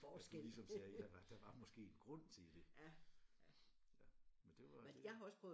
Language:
Danish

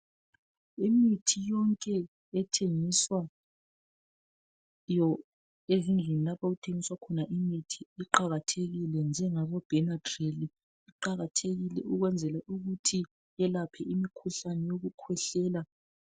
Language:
North Ndebele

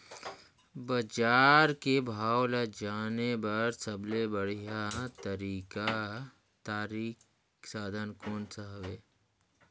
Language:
Chhattisgarhi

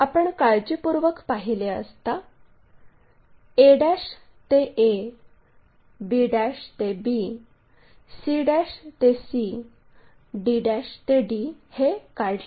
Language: Marathi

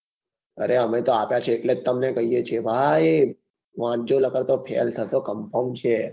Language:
Gujarati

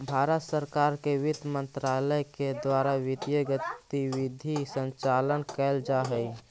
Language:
Magahi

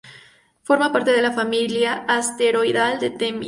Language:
Spanish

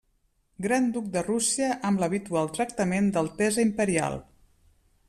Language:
Catalan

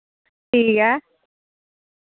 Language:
Dogri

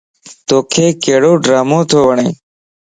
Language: Lasi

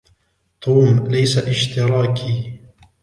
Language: Arabic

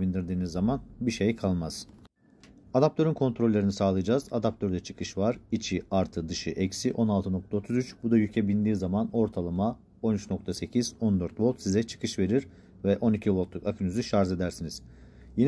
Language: Turkish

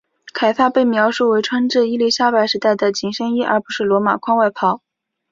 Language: Chinese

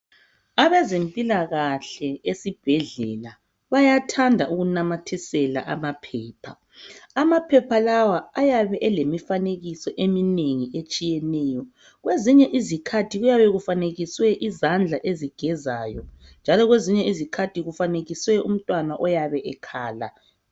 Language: North Ndebele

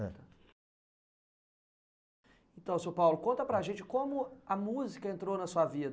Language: Portuguese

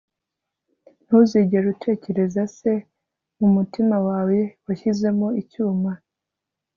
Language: Kinyarwanda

